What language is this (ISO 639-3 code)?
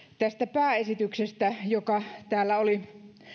fin